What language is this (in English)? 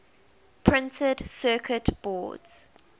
English